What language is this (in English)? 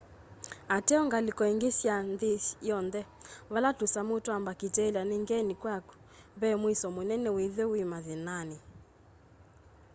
Kamba